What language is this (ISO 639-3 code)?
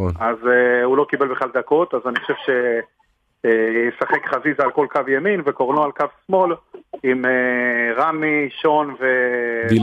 heb